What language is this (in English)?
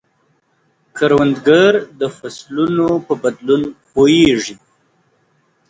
Pashto